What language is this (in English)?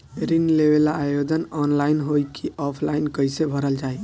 Bhojpuri